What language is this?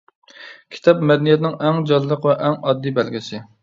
Uyghur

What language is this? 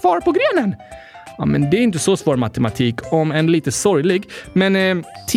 Swedish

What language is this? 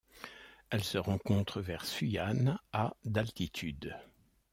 French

